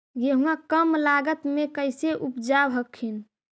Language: Magahi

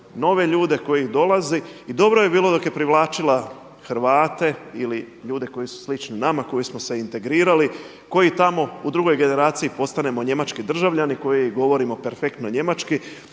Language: Croatian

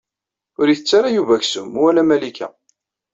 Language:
Kabyle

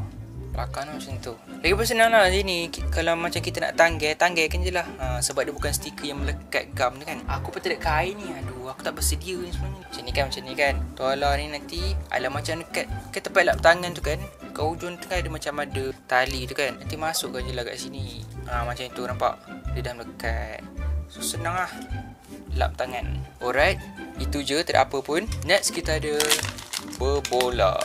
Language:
Malay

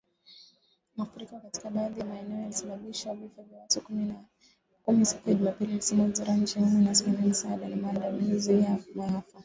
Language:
Swahili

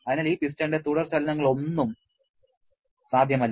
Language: Malayalam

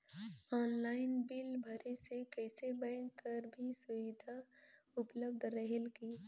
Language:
Chhattisgarhi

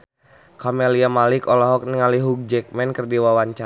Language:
Sundanese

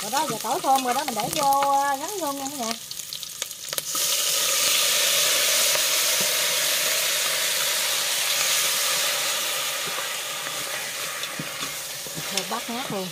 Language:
Vietnamese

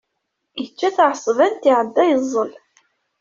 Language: Kabyle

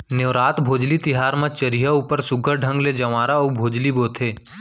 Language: Chhattisgarhi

